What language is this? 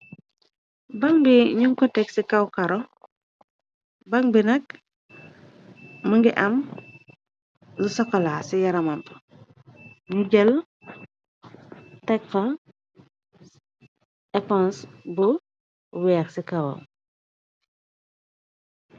Wolof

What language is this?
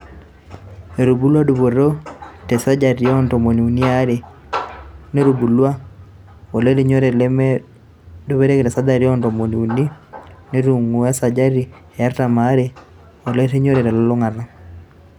Masai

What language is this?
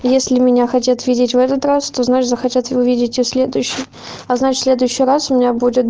Russian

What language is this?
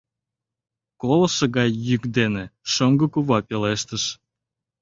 Mari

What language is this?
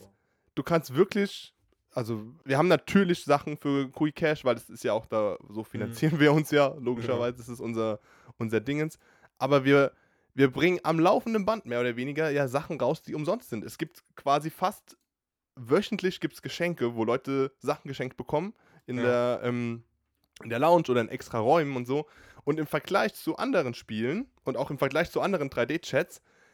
German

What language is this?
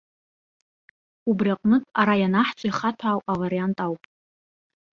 Abkhazian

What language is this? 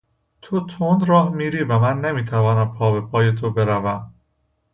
Persian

